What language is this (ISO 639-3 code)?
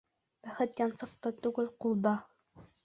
bak